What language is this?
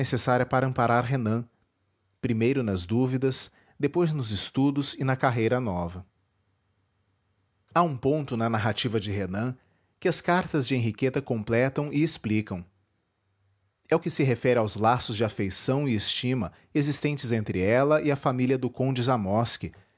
Portuguese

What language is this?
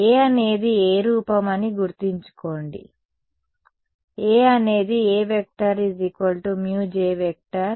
Telugu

